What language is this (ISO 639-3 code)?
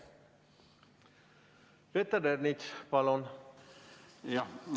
est